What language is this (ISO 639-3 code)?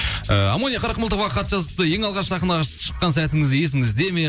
kaz